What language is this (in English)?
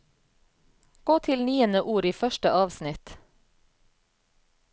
Norwegian